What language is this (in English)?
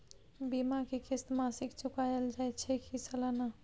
Maithili